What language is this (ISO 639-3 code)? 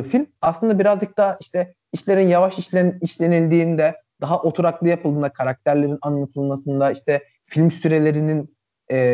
tur